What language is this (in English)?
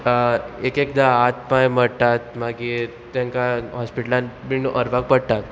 Konkani